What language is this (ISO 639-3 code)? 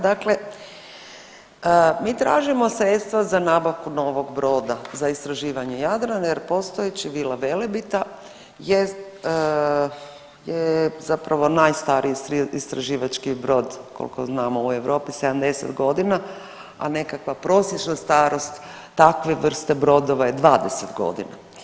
hrv